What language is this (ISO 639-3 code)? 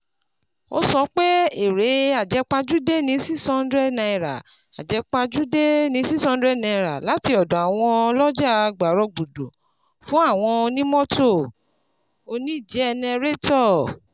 yor